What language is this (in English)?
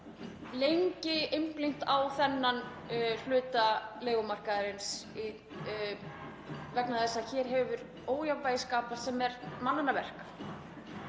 Icelandic